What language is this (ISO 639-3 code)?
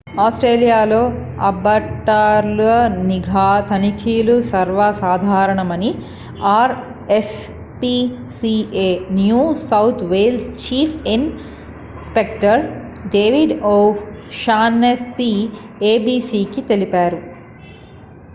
tel